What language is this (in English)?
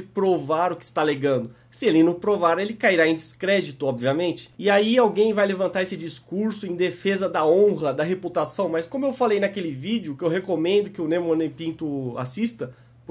Portuguese